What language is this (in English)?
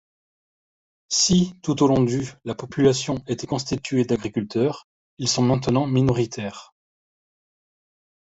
French